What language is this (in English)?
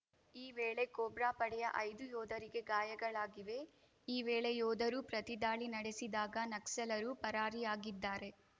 Kannada